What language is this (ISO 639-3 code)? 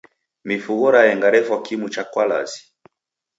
dav